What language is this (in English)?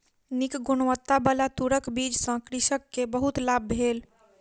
Maithili